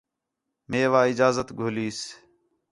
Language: Khetrani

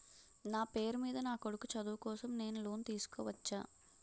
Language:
Telugu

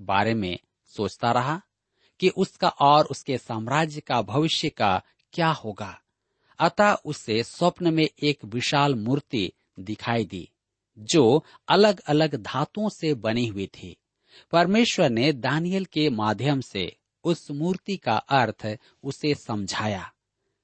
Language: Hindi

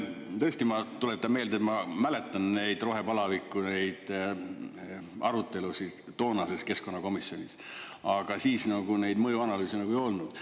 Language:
Estonian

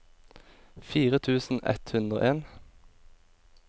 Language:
Norwegian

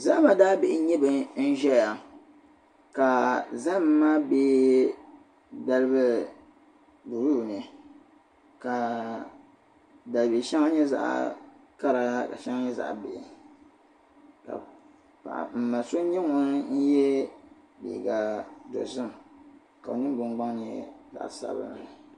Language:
Dagbani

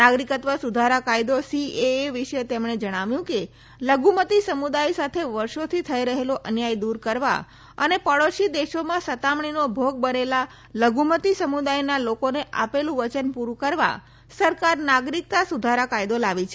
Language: Gujarati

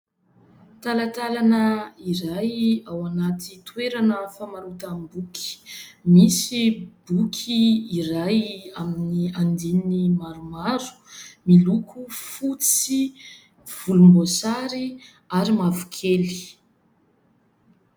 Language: Malagasy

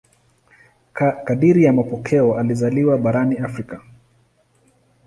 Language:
Swahili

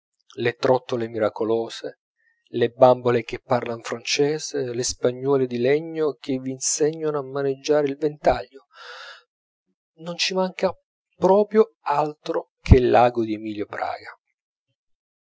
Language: Italian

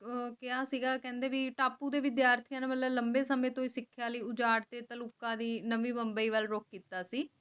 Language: Punjabi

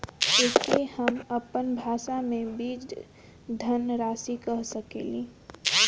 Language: Bhojpuri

